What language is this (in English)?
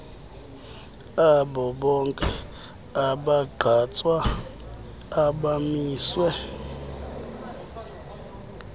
Xhosa